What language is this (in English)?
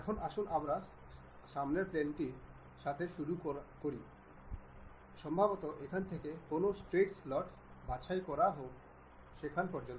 Bangla